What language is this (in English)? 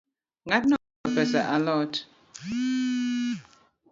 Luo (Kenya and Tanzania)